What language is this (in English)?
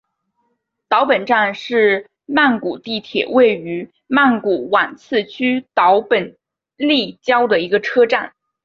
Chinese